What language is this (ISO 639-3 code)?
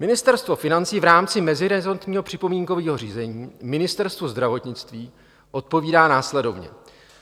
ces